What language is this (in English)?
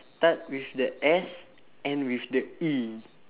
English